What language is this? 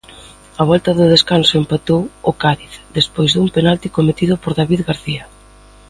Galician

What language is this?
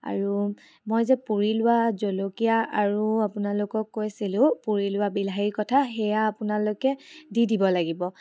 Assamese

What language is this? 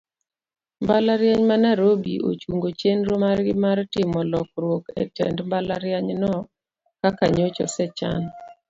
Luo (Kenya and Tanzania)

